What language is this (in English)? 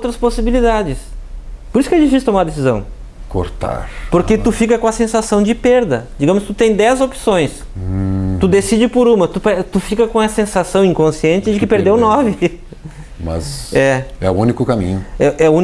Portuguese